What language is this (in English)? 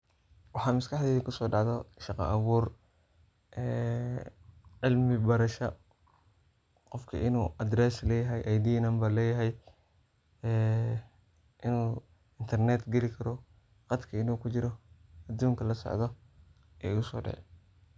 Somali